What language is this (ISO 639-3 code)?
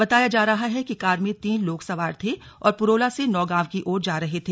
hin